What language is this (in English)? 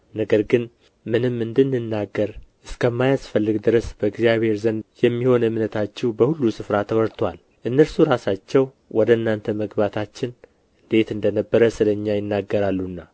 Amharic